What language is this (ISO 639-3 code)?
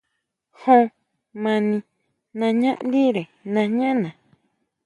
mau